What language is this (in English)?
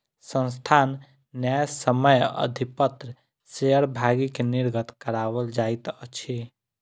Maithili